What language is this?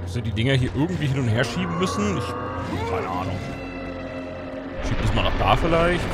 German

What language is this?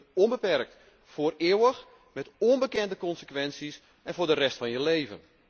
Dutch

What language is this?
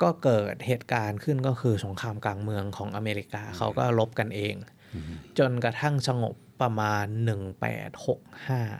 Thai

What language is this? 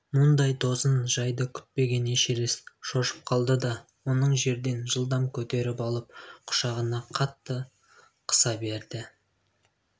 Kazakh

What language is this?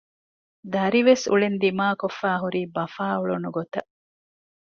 Divehi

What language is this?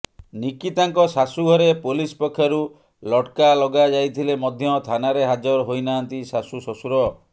Odia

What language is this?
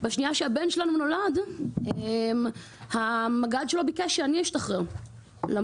Hebrew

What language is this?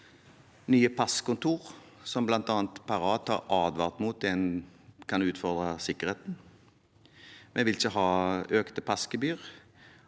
Norwegian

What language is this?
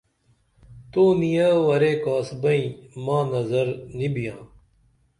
Dameli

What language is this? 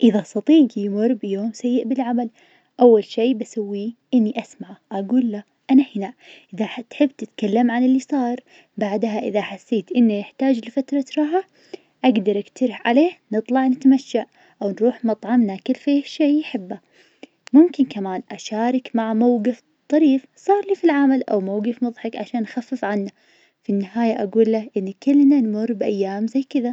Najdi Arabic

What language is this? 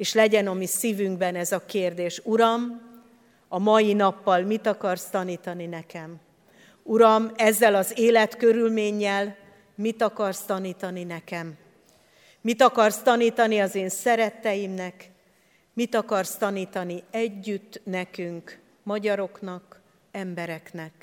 Hungarian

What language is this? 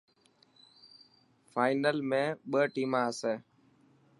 Dhatki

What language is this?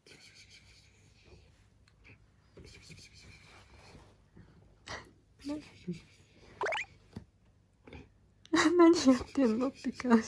Japanese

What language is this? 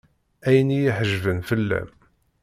Kabyle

